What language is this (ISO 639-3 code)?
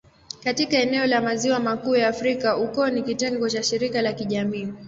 swa